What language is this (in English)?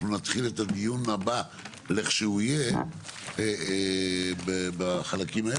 Hebrew